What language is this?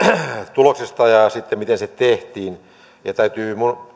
Finnish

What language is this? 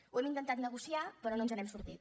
Catalan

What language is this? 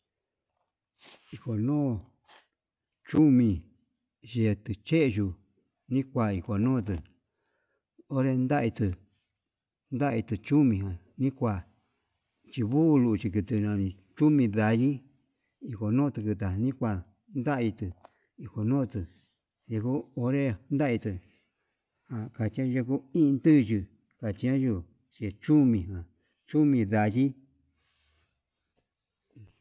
Yutanduchi Mixtec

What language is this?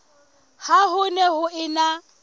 Southern Sotho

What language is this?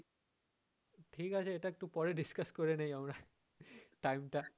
Bangla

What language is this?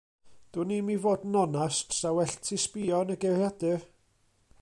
Welsh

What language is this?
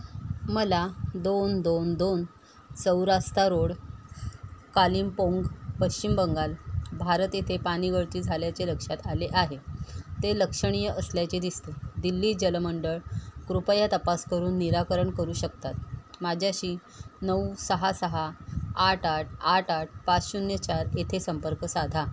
Marathi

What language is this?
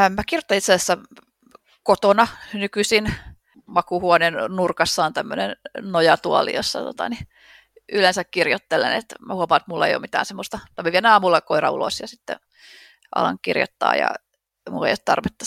Finnish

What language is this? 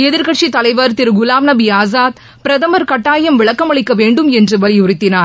Tamil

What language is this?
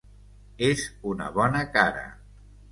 Catalan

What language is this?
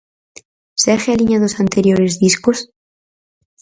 Galician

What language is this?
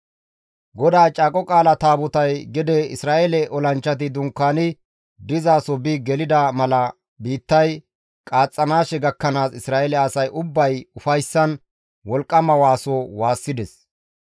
Gamo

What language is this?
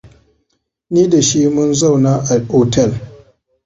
Hausa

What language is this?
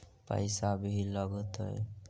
Magahi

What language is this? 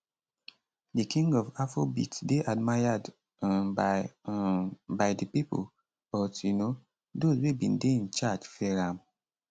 Nigerian Pidgin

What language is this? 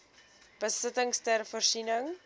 Afrikaans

